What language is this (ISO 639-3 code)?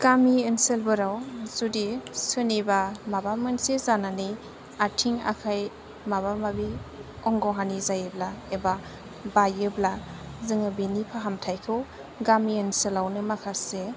brx